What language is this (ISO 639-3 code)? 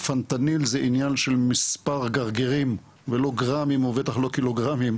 heb